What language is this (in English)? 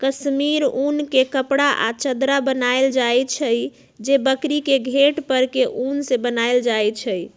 Magahi